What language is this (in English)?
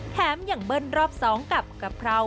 Thai